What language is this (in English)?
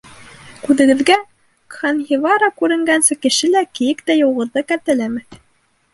Bashkir